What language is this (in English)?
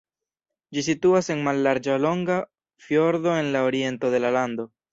Esperanto